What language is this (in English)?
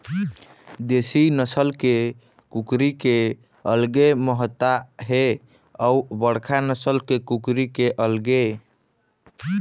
Chhattisgarhi